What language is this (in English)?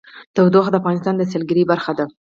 Pashto